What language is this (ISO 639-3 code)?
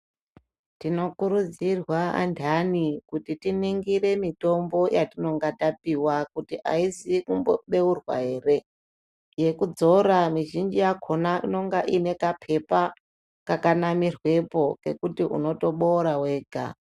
ndc